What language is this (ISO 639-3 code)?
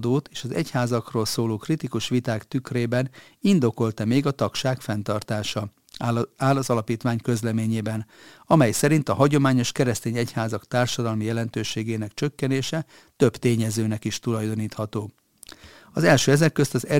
hun